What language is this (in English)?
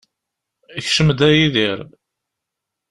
Kabyle